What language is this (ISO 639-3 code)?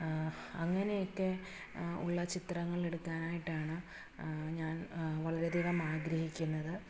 mal